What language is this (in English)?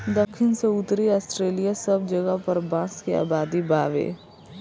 Bhojpuri